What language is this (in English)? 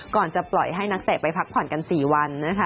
Thai